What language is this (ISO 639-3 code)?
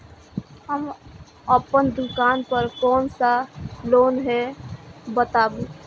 mai